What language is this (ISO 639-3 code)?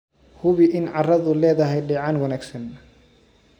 som